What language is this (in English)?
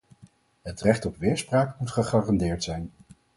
Dutch